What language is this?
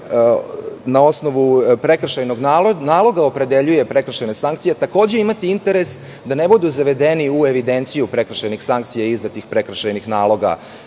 Serbian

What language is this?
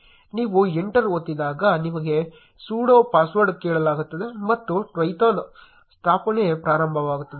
Kannada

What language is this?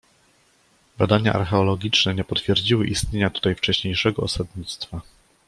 Polish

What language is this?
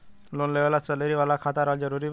Bhojpuri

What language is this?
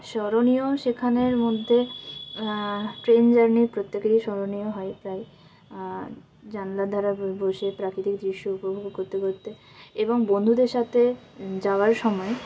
Bangla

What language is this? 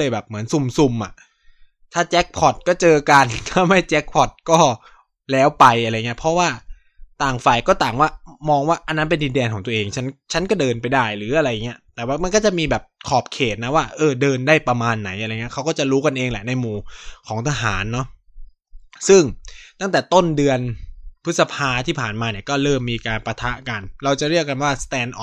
Thai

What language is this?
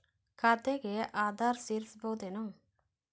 Kannada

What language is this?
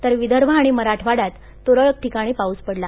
Marathi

